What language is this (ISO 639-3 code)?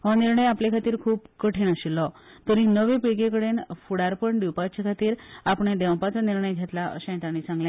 kok